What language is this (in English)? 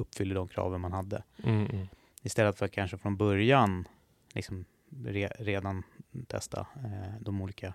Swedish